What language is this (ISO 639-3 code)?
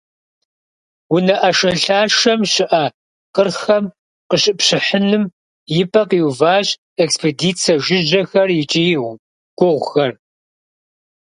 kbd